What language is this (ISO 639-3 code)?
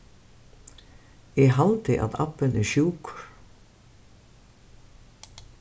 fao